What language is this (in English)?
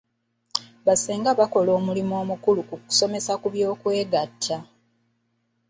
Ganda